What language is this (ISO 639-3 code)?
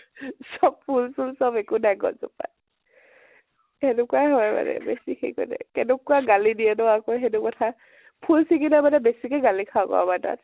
asm